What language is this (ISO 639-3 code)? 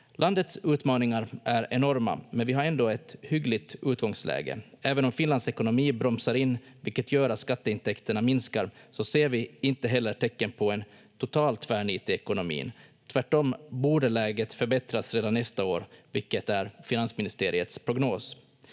fin